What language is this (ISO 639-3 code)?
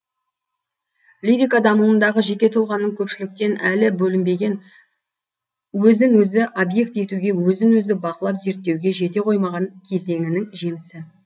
kaz